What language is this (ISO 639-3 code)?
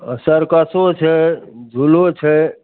mai